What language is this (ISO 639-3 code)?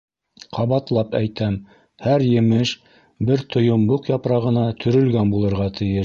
bak